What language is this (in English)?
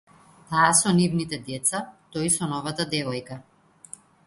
Macedonian